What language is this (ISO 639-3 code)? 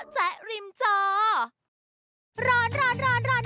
tha